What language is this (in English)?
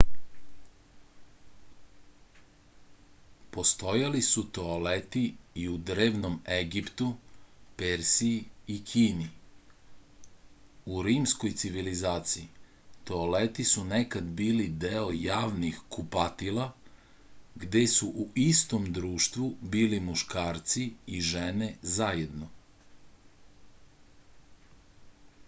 Serbian